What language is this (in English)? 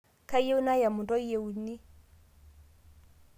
Masai